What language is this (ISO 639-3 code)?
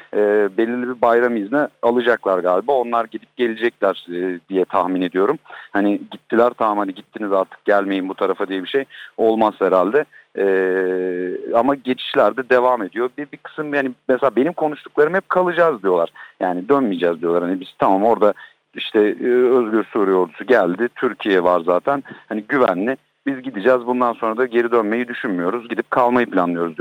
tur